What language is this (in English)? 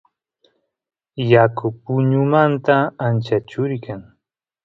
Santiago del Estero Quichua